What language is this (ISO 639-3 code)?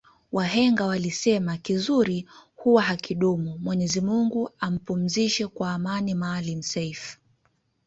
swa